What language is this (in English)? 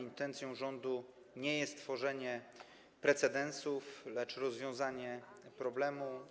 Polish